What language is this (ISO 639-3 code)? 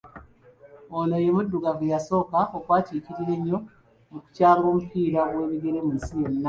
lug